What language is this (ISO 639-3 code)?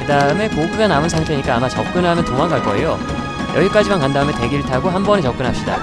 kor